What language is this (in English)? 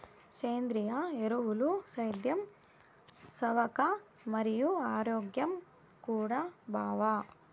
Telugu